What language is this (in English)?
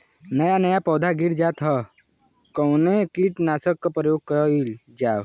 Bhojpuri